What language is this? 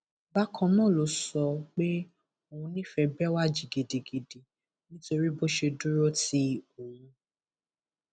Yoruba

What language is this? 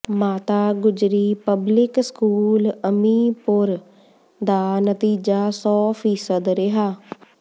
Punjabi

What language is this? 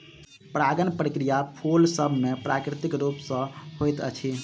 Maithili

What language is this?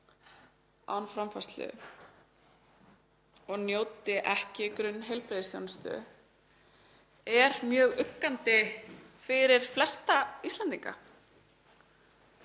Icelandic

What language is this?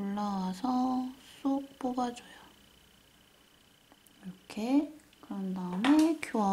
Korean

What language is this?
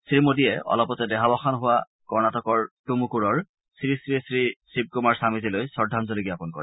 Assamese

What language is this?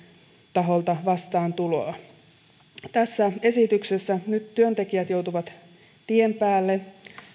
Finnish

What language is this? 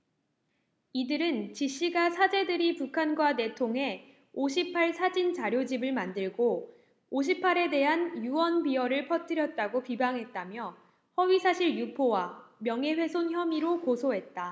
Korean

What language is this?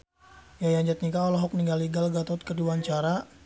Sundanese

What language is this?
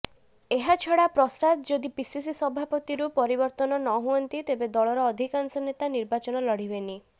Odia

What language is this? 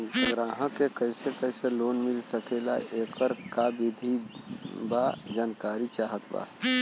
Bhojpuri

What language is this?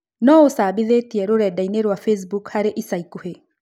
Kikuyu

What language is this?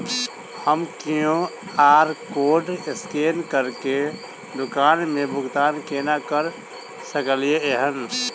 Maithili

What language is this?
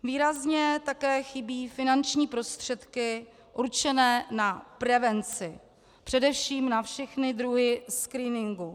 Czech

